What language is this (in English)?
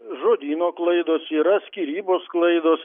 Lithuanian